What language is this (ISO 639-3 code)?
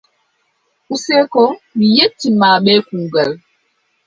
fub